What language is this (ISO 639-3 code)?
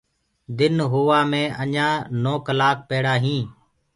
ggg